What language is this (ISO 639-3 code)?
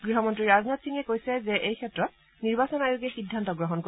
asm